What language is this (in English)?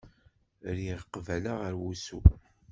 Kabyle